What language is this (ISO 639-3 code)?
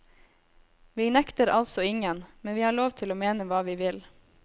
nor